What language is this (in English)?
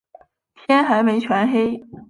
Chinese